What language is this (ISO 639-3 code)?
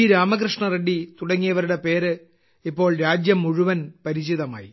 mal